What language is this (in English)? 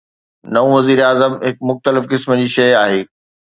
Sindhi